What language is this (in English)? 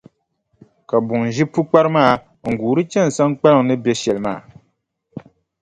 Dagbani